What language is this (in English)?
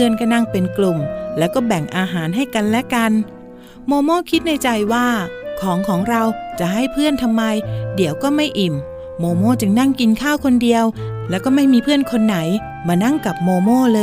Thai